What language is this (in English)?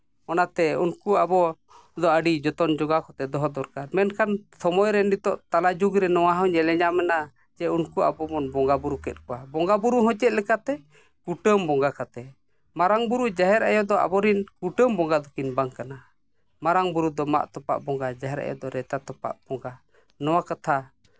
Santali